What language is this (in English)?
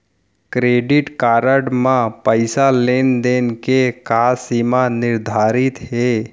Chhattisgarhi